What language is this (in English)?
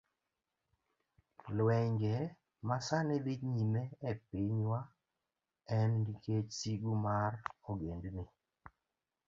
Luo (Kenya and Tanzania)